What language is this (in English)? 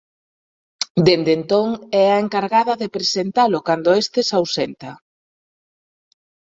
Galician